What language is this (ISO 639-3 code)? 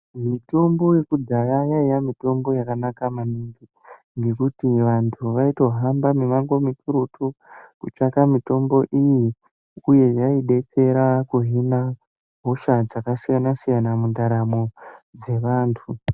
ndc